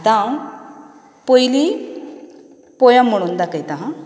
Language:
Konkani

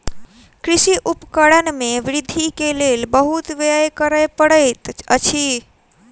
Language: Maithili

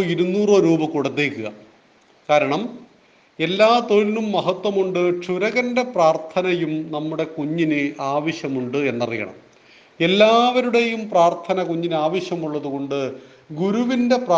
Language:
Malayalam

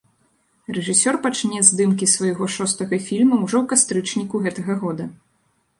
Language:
Belarusian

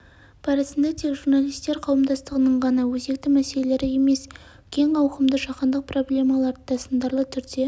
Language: Kazakh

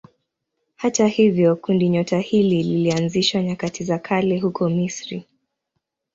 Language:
Swahili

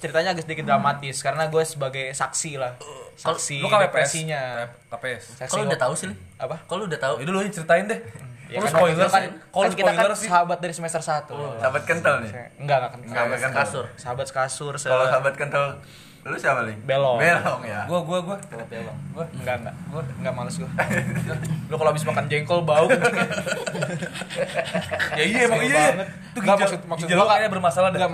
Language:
Indonesian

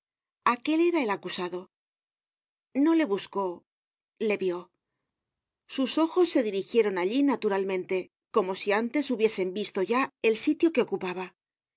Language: Spanish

